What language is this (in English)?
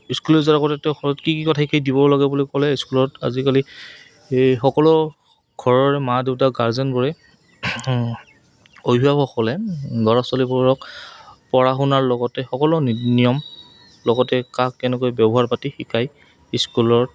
Assamese